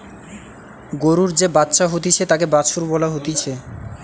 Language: Bangla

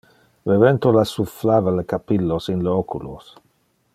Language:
Interlingua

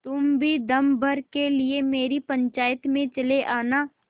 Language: Hindi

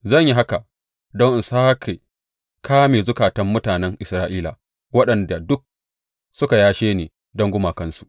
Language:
Hausa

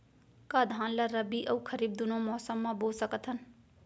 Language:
Chhattisgarhi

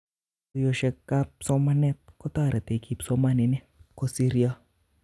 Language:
Kalenjin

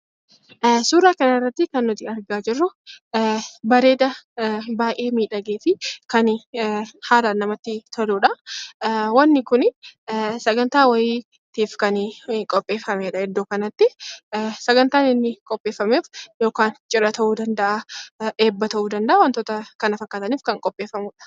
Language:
Oromo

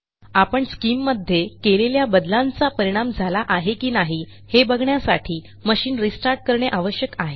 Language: Marathi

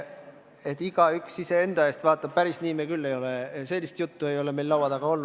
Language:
Estonian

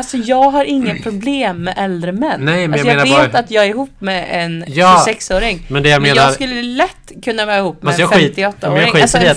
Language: Swedish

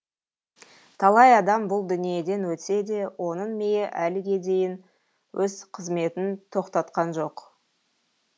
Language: Kazakh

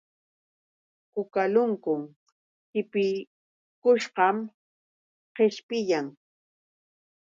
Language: Yauyos Quechua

